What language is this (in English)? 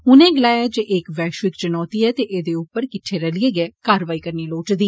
Dogri